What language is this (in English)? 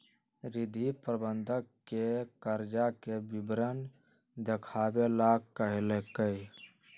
Magahi